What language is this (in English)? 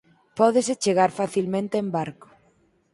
Galician